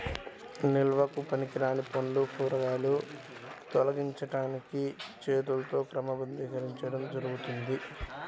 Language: Telugu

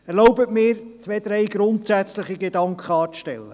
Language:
Swiss German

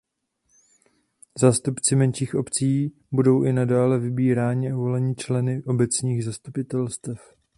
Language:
Czech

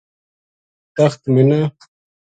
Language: Gujari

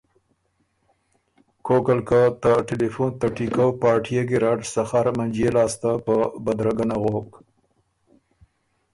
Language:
Ormuri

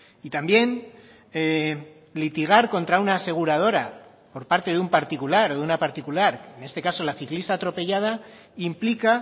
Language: Spanish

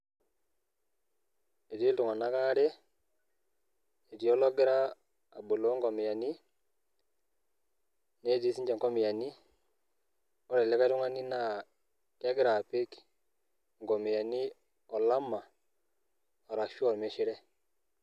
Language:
Masai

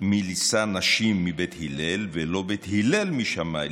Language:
Hebrew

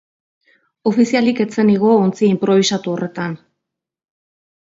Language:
Basque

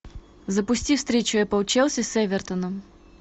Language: Russian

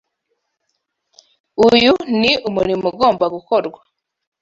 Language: Kinyarwanda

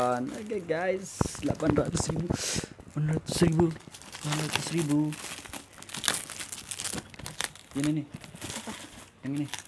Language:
Indonesian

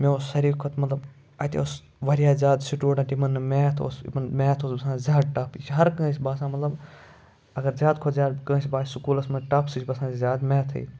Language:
Kashmiri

